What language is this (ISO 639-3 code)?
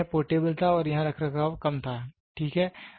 hin